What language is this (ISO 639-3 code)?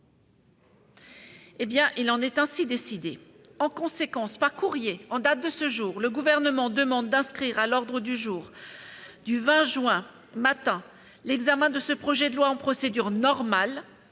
fra